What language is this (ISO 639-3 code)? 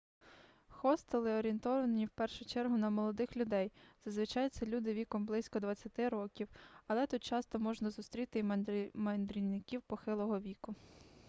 ukr